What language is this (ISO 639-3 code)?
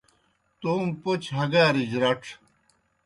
plk